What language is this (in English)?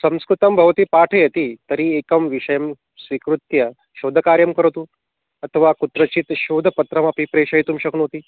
Sanskrit